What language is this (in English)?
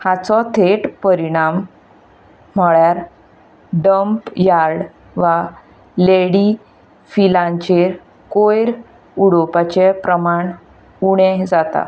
Konkani